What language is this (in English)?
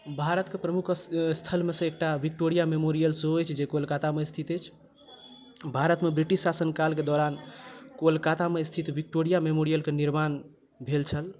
Maithili